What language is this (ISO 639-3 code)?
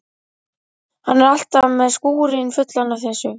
isl